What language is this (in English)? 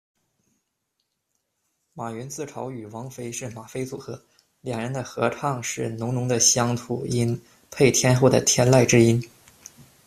Chinese